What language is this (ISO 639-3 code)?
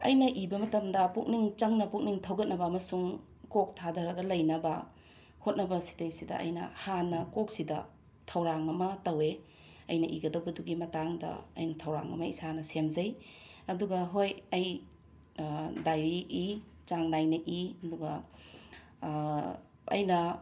mni